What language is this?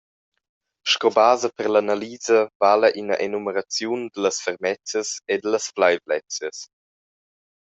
Romansh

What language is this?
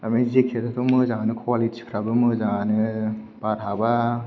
Bodo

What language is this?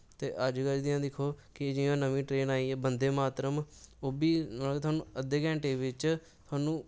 Dogri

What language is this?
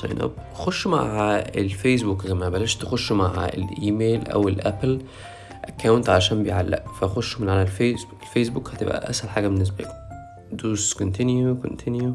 Arabic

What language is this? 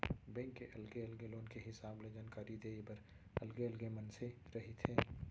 Chhattisgarhi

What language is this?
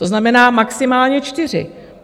Czech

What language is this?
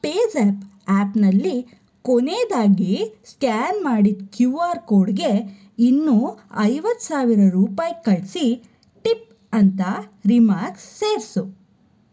Kannada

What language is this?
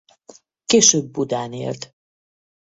Hungarian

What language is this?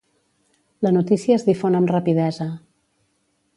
Catalan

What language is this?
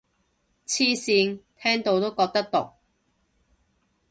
Cantonese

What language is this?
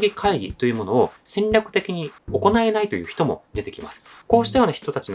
Japanese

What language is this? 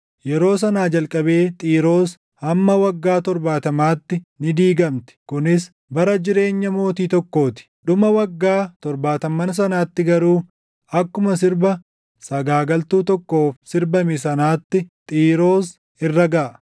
Oromo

